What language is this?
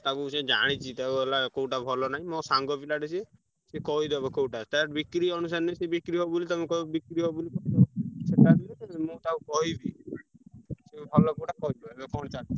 Odia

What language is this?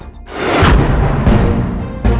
Indonesian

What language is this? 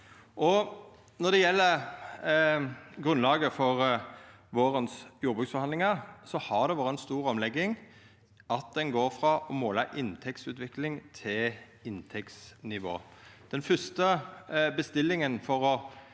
Norwegian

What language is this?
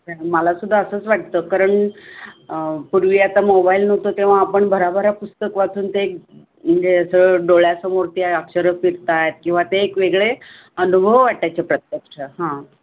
Marathi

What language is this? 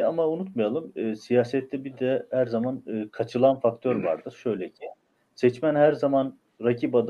Turkish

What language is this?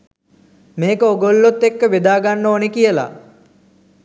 Sinhala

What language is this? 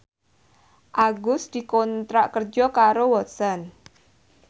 Javanese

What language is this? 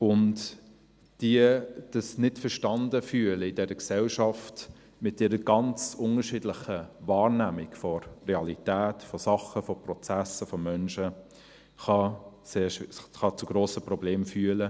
Swiss German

